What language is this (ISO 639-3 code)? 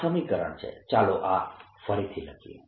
guj